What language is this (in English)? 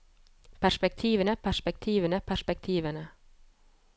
Norwegian